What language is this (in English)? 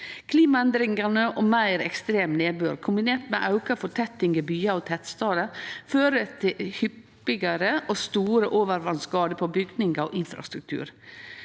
Norwegian